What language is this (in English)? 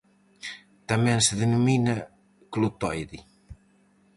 Galician